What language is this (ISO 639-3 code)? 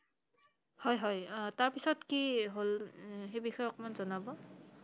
asm